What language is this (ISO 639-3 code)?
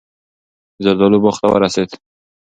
pus